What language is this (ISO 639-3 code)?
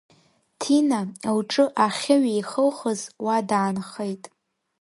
abk